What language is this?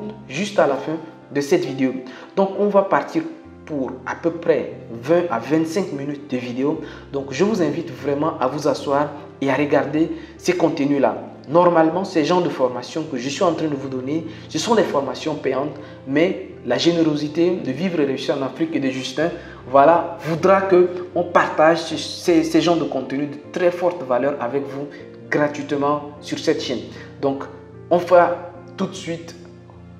French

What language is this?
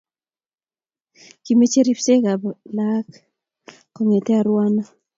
Kalenjin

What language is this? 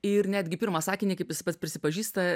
Lithuanian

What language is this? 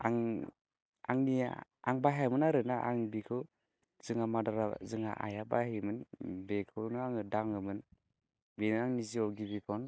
Bodo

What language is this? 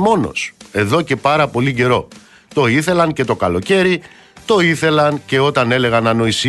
Greek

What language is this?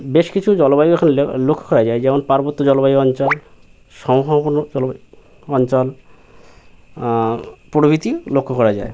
Bangla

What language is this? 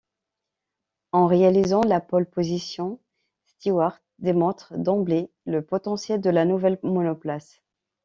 French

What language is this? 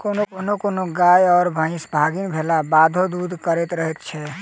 Maithili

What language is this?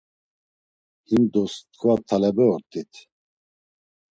Laz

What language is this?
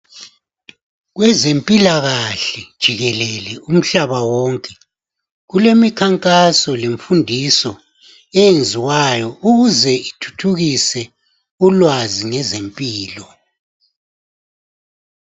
North Ndebele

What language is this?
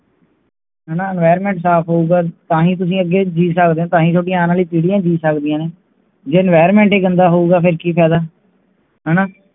Punjabi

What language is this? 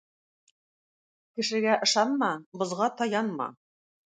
Tatar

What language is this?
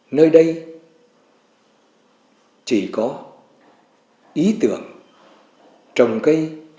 Vietnamese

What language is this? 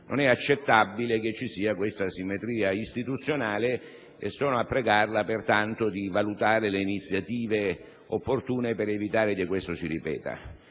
Italian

